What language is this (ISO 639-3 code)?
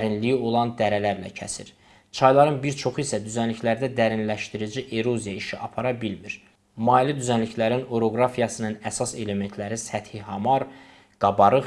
tur